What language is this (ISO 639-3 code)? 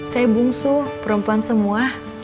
ind